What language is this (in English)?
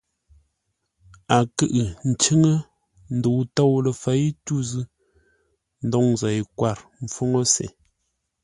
Ngombale